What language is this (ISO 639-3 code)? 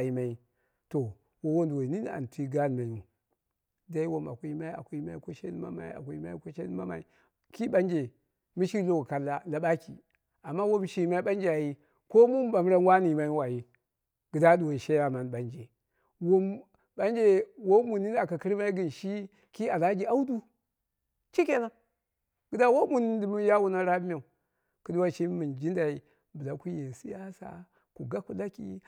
kna